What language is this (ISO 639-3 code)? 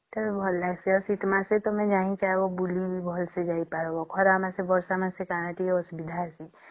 ori